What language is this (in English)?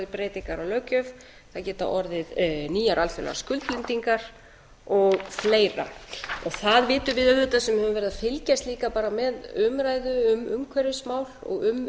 Icelandic